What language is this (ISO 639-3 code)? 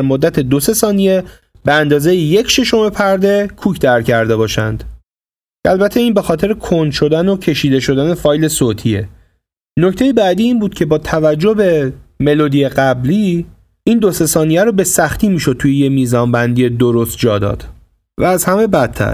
fas